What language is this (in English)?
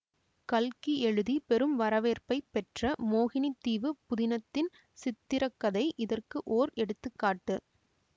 Tamil